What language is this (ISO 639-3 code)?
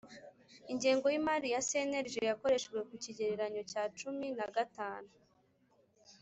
kin